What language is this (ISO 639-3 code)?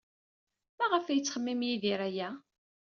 kab